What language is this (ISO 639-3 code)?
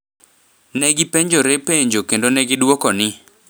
luo